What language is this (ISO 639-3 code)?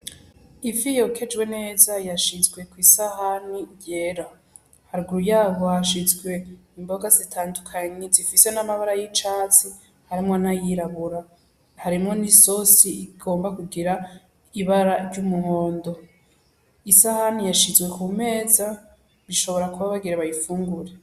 run